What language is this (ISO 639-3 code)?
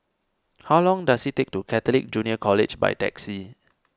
eng